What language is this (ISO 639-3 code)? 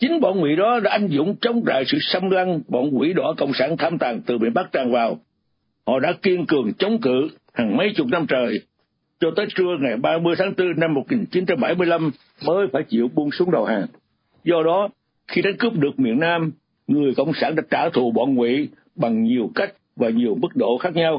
vie